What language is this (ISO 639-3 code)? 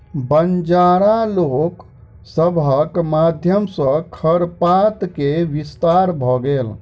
mai